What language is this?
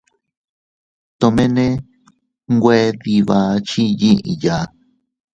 Teutila Cuicatec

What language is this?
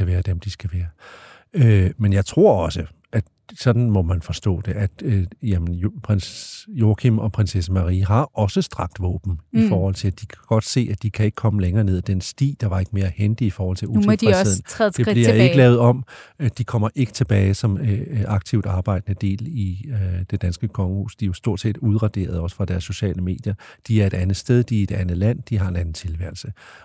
Danish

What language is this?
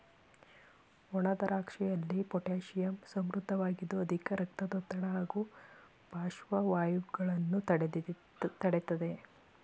Kannada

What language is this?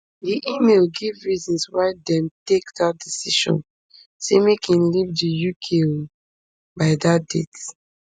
Nigerian Pidgin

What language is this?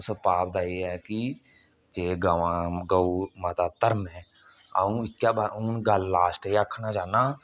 Dogri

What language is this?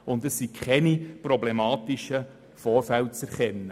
Swiss German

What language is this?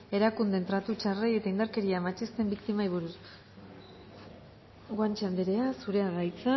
Basque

